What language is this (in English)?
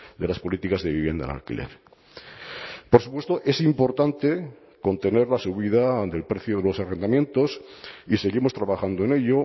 Spanish